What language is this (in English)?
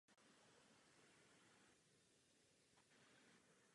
Czech